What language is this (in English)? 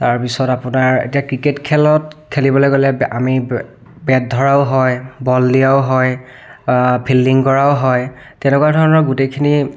Assamese